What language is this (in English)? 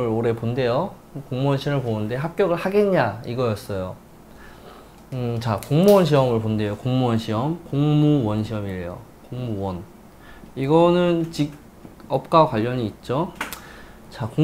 Korean